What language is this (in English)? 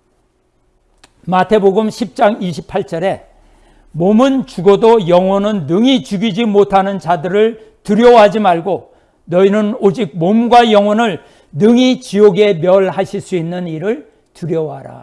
Korean